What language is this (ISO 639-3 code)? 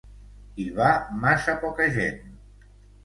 cat